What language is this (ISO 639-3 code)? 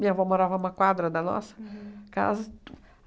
por